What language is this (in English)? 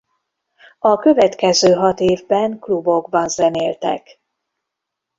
Hungarian